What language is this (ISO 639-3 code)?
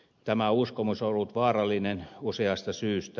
fin